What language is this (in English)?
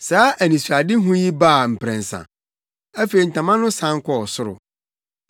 Akan